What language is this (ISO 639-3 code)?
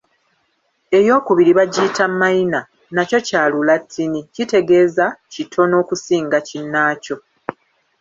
lug